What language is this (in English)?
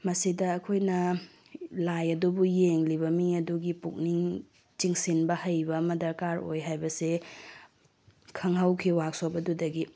Manipuri